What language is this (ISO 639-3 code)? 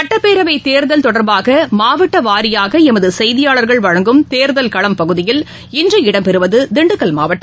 tam